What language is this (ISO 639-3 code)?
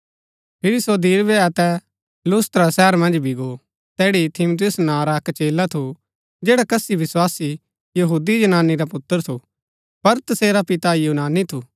gbk